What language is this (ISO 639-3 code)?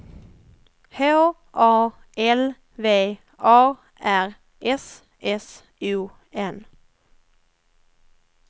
swe